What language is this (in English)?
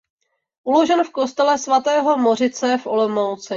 Czech